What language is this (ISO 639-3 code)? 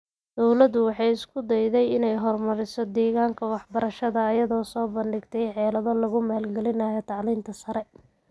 som